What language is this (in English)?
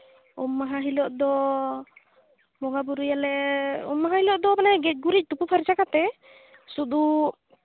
Santali